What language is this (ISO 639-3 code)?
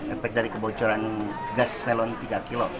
ind